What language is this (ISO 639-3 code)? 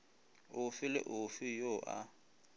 nso